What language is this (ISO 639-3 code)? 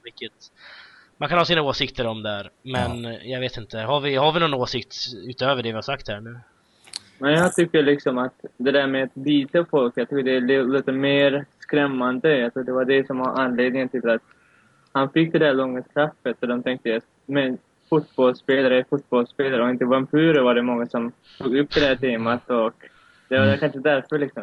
swe